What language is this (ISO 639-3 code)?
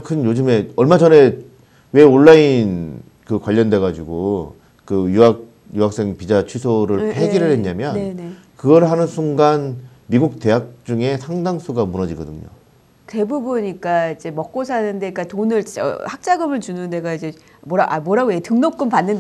kor